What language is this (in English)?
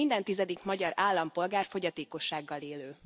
Hungarian